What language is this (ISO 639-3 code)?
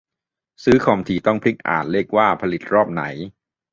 tha